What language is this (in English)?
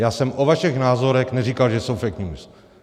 Czech